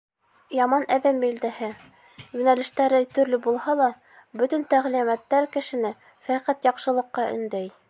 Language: Bashkir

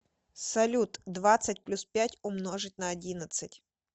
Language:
Russian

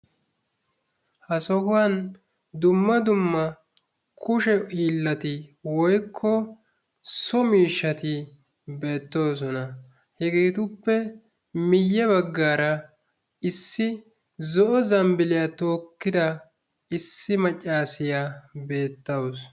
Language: Wolaytta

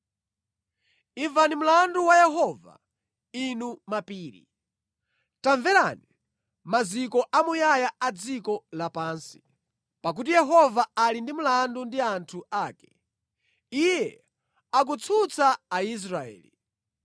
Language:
Nyanja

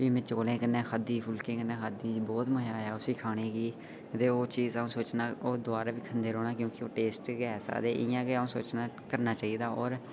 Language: Dogri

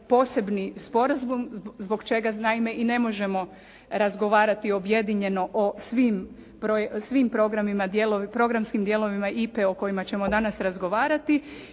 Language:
Croatian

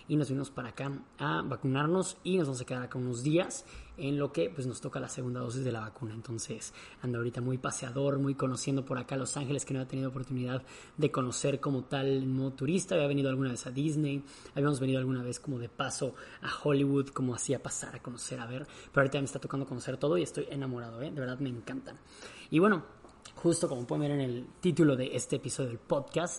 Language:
Spanish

